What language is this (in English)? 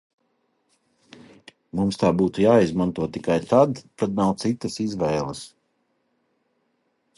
Latvian